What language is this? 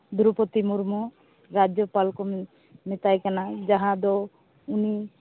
Santali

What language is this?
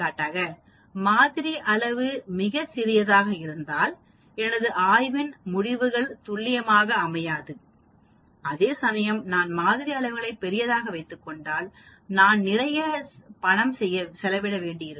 Tamil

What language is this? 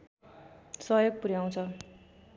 Nepali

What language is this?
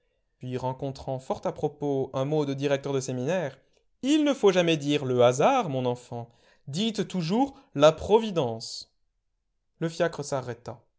French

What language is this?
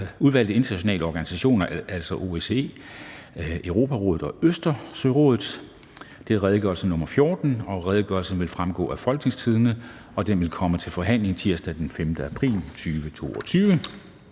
Danish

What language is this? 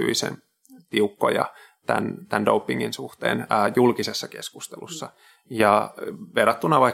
Finnish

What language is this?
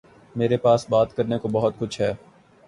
Urdu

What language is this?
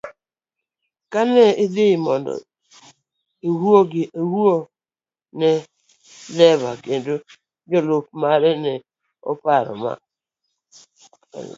Luo (Kenya and Tanzania)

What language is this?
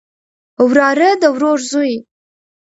Pashto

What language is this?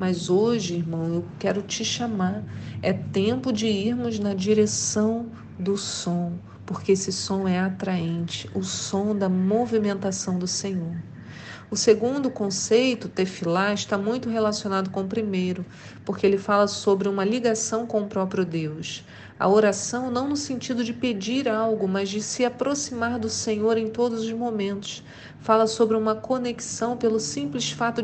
Portuguese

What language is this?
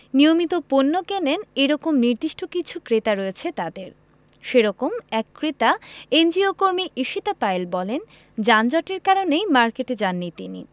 Bangla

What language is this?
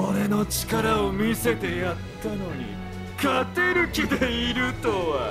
Japanese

